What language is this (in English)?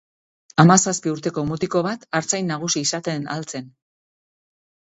Basque